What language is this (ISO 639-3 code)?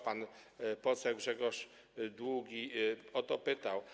pol